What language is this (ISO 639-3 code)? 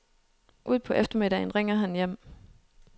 dan